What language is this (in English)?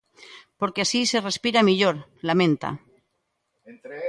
Galician